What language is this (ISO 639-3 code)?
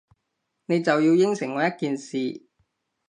yue